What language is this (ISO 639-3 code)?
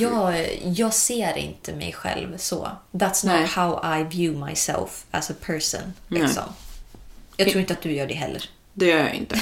swe